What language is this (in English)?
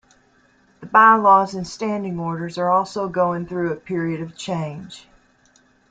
English